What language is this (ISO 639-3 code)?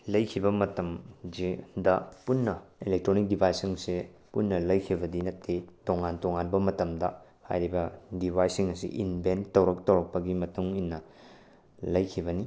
mni